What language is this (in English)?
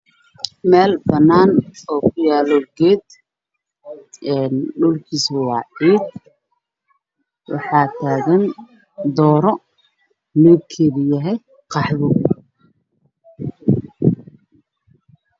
Somali